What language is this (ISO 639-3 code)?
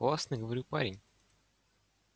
rus